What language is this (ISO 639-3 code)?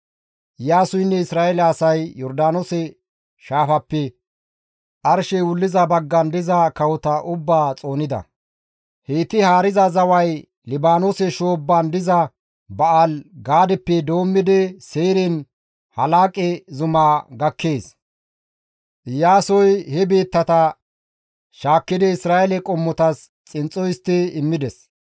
gmv